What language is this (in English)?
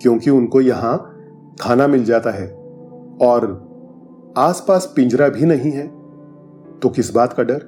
Hindi